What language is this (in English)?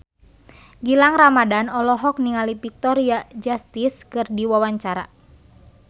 Sundanese